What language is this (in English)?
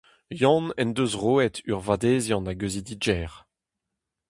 Breton